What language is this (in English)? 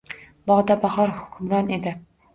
Uzbek